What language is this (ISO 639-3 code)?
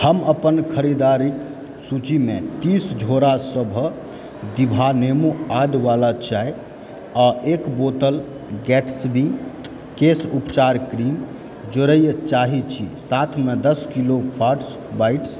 mai